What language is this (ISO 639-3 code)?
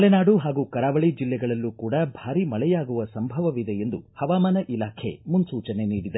kan